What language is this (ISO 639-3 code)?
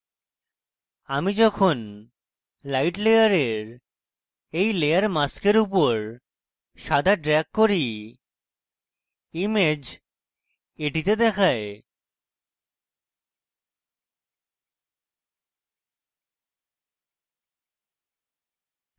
ben